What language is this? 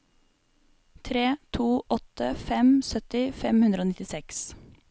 Norwegian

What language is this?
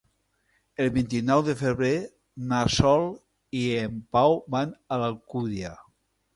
Catalan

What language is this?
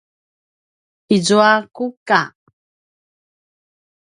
Paiwan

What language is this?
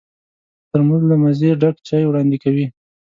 Pashto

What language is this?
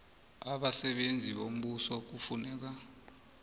South Ndebele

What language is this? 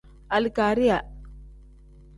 Tem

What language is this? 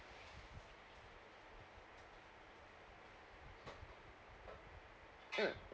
English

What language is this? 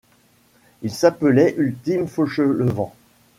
French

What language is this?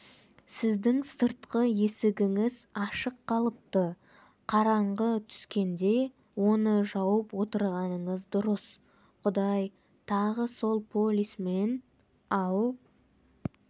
Kazakh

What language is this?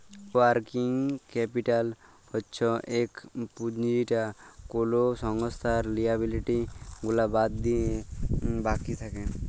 Bangla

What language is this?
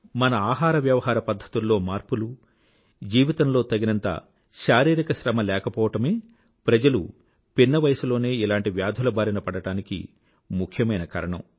Telugu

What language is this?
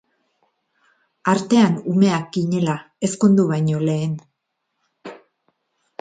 Basque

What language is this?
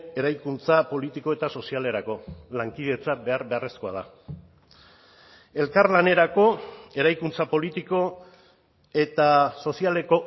Basque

